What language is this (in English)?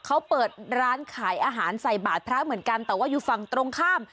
Thai